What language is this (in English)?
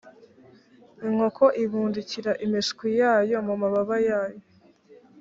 Kinyarwanda